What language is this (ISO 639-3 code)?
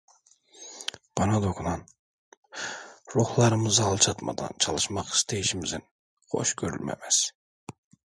tur